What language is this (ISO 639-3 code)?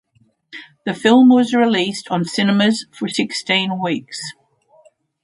eng